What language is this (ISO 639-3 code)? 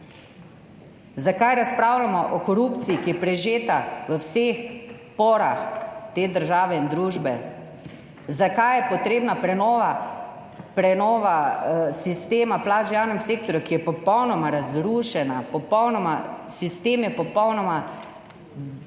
slv